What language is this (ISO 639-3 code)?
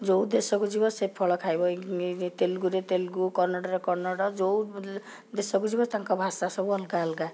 ori